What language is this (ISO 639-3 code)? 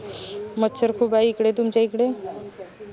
mar